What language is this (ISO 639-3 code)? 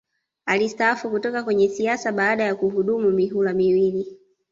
swa